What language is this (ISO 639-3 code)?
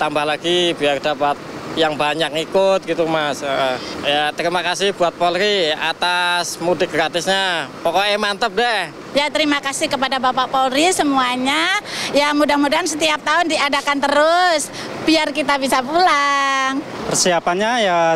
ind